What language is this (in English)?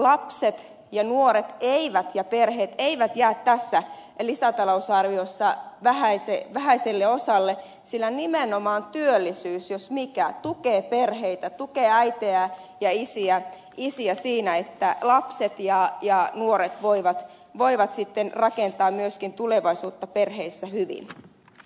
Finnish